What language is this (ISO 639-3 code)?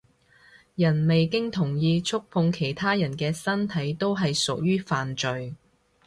yue